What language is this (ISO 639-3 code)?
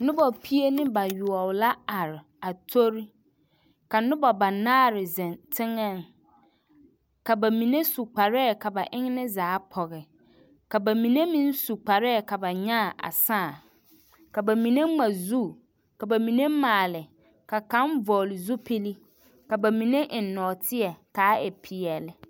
dga